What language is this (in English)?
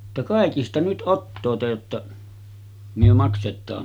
Finnish